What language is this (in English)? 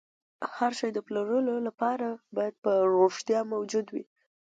Pashto